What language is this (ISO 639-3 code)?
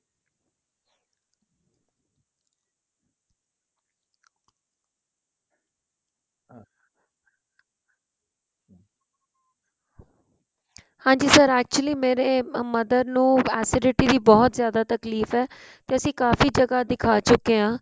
pan